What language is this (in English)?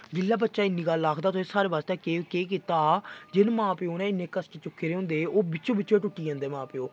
Dogri